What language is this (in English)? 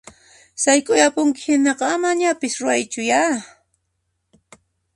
Puno Quechua